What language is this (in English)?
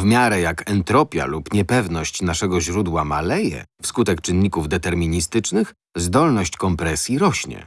Polish